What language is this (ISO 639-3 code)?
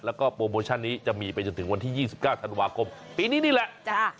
tha